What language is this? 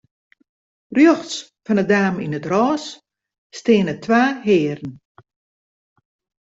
Western Frisian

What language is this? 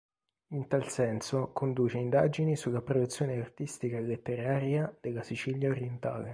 Italian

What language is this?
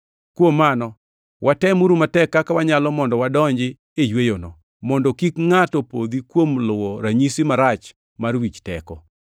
Luo (Kenya and Tanzania)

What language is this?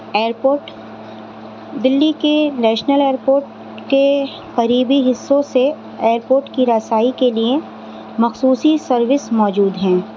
Urdu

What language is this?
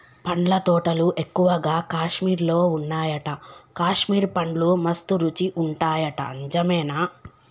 Telugu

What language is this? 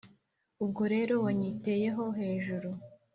Kinyarwanda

